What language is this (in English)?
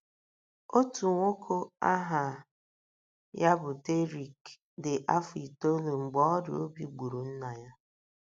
Igbo